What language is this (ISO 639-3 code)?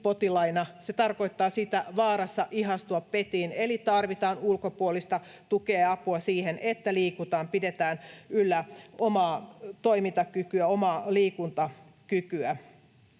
fin